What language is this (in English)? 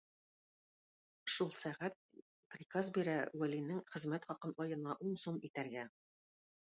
Tatar